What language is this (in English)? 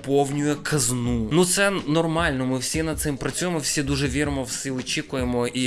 Ukrainian